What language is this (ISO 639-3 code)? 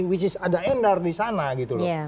ind